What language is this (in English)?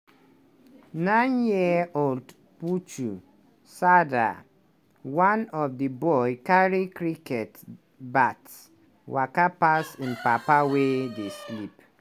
Nigerian Pidgin